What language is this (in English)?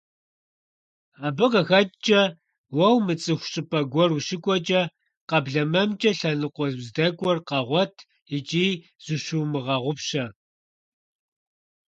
Kabardian